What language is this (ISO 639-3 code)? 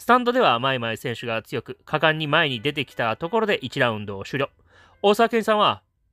jpn